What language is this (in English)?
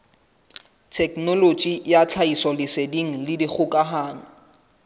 Southern Sotho